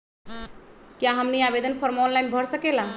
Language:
Magahi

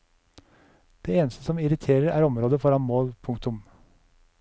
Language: Norwegian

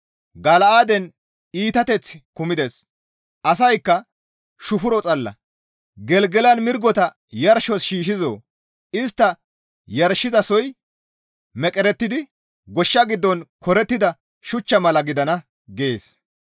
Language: Gamo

